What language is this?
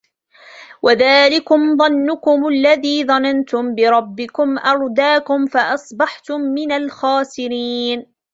Arabic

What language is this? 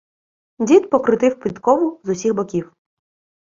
Ukrainian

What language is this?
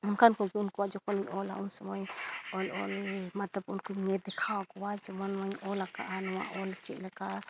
Santali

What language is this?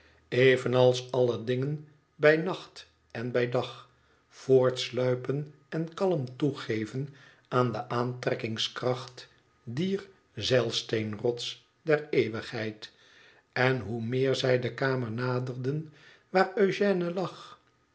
Dutch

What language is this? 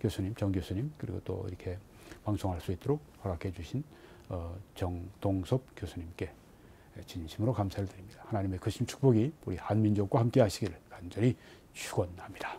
Korean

